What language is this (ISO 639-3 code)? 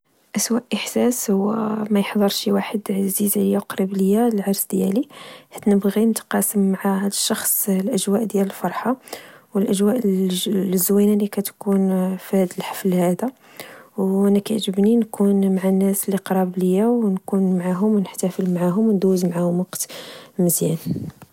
ary